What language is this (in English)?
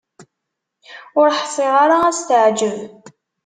Kabyle